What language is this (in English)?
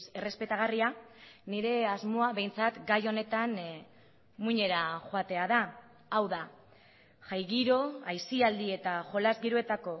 Basque